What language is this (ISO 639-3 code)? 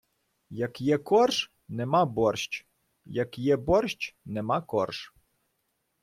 ukr